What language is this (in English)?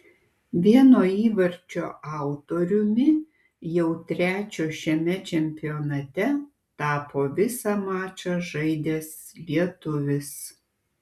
Lithuanian